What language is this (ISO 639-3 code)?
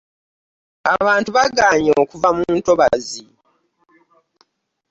lug